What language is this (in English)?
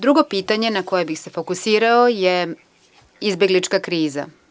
Serbian